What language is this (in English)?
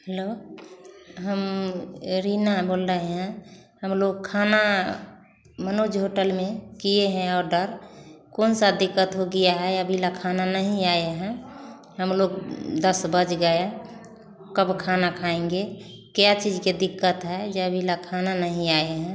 Hindi